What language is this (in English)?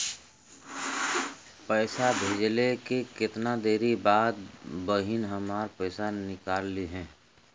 Bhojpuri